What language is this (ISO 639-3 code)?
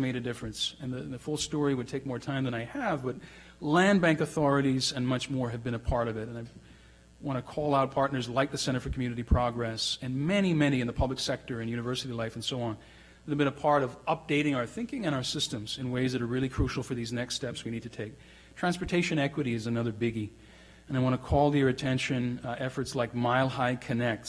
eng